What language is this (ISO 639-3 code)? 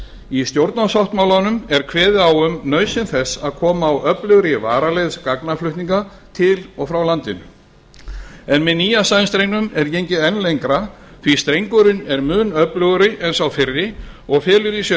isl